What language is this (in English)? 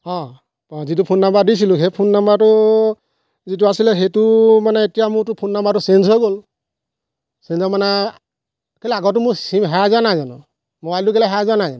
Assamese